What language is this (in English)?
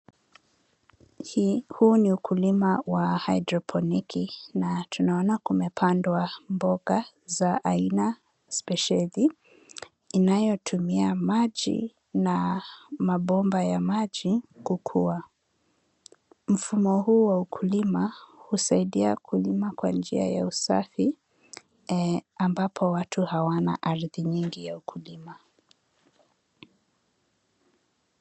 Swahili